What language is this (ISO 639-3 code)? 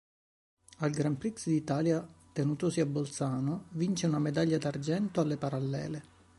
ita